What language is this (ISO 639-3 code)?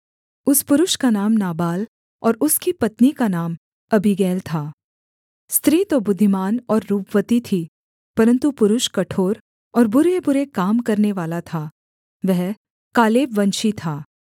hin